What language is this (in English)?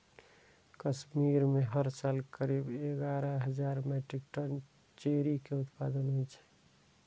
Maithili